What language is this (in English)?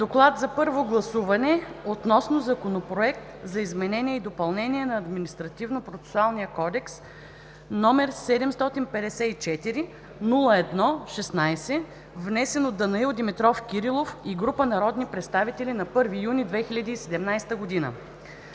Bulgarian